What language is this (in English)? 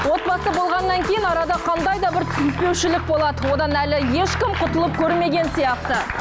Kazakh